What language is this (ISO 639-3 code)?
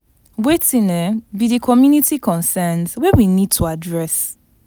pcm